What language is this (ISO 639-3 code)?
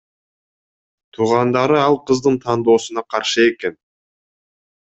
kir